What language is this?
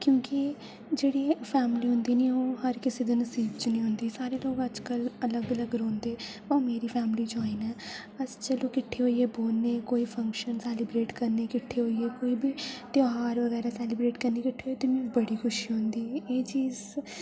Dogri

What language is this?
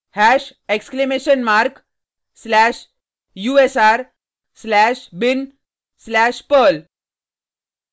Hindi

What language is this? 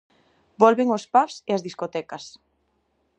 Galician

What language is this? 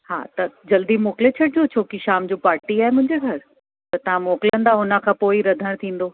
Sindhi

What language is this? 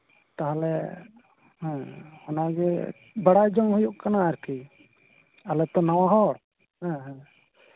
Santali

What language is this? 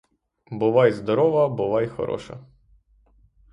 Ukrainian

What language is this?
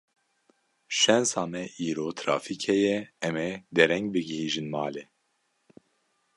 Kurdish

